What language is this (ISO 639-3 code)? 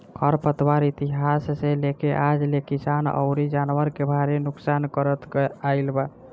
bho